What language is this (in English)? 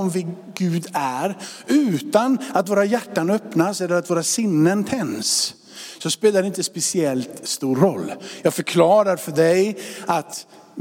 Swedish